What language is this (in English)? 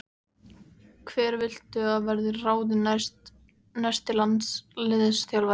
Icelandic